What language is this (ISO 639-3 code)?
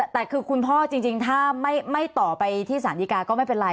tha